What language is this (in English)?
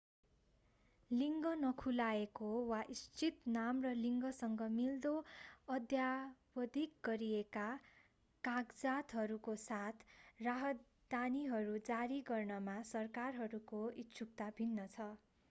Nepali